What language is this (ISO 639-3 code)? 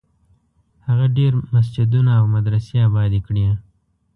pus